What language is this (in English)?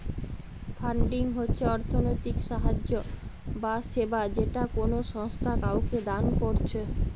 Bangla